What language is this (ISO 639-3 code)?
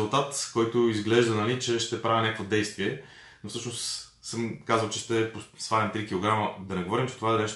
bul